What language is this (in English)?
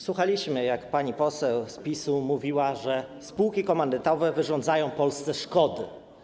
Polish